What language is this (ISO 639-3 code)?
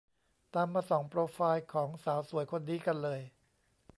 tha